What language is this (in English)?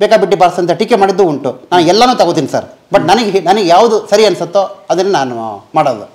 Kannada